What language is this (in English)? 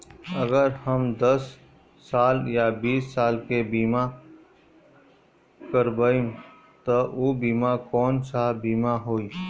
Bhojpuri